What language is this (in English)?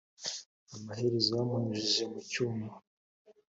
Kinyarwanda